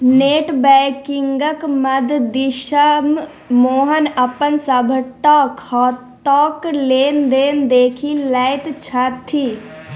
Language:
Maithili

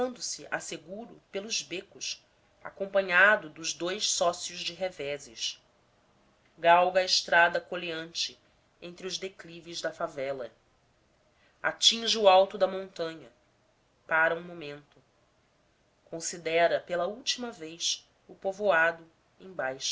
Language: Portuguese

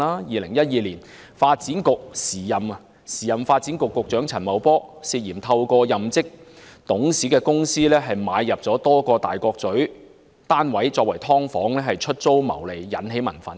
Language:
Cantonese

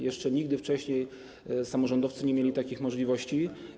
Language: Polish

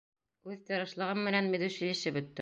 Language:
Bashkir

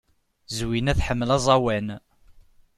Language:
Kabyle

